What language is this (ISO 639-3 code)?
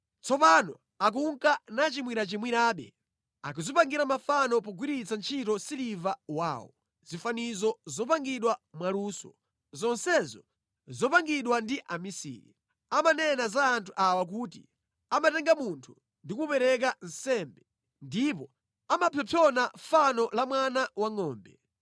nya